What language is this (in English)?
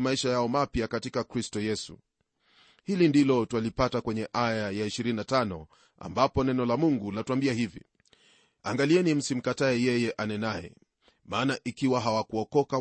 Swahili